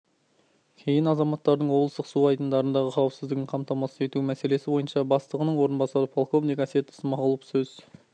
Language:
Kazakh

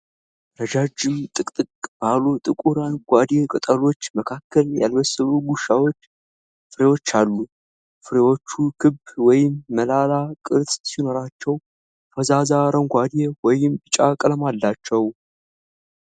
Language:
Amharic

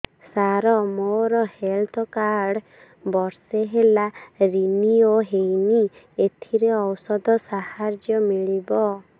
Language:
Odia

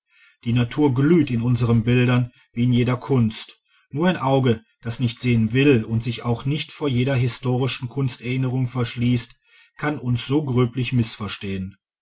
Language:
German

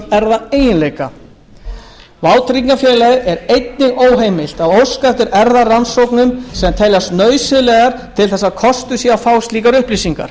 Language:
Icelandic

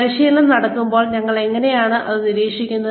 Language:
Malayalam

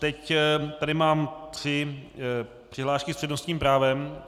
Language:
Czech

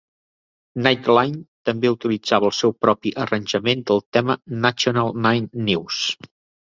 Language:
Catalan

